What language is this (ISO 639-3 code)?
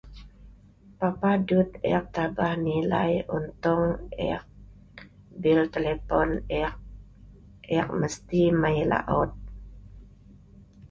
snv